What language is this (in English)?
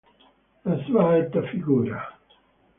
Italian